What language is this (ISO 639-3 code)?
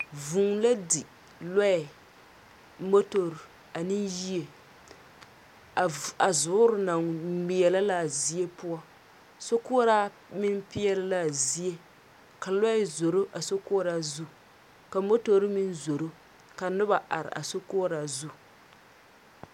dga